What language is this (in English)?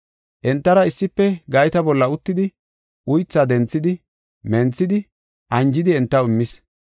Gofa